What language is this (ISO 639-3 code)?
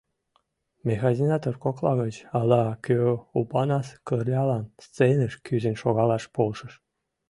chm